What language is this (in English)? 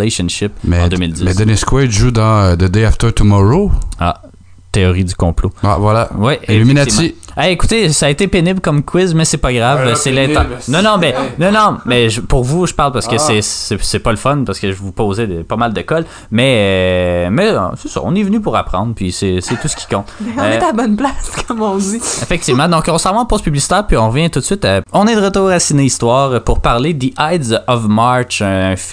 French